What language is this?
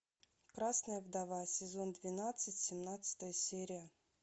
Russian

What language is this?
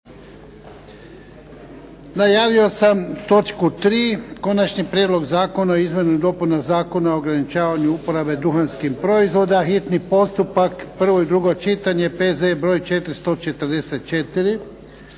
Croatian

